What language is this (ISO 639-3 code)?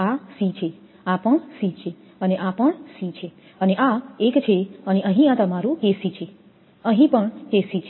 guj